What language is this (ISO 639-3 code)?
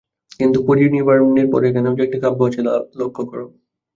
ben